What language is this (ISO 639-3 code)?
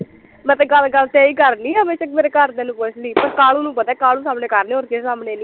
pan